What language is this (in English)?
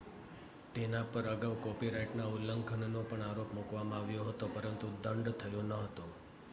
Gujarati